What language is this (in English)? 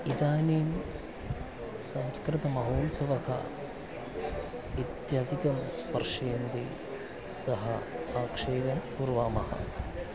Sanskrit